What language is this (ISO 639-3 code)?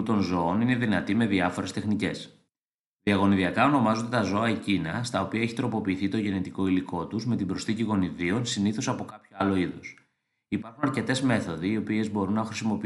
ell